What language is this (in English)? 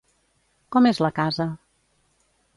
Catalan